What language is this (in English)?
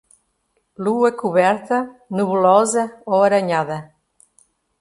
Portuguese